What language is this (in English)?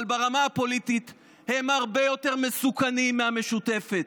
Hebrew